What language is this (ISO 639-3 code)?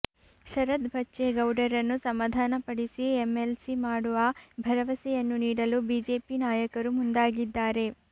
kan